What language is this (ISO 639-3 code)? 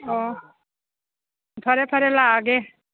mni